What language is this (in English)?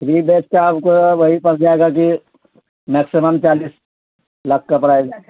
Urdu